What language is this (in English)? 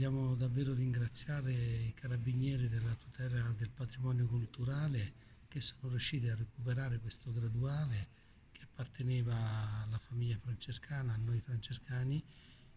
Italian